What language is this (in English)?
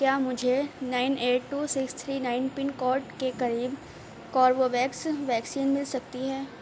Urdu